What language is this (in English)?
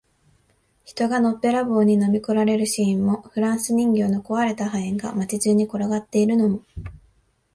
Japanese